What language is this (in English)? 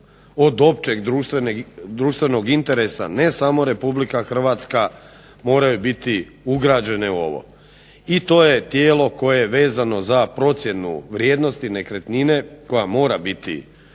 Croatian